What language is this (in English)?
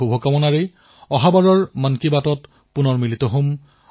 Assamese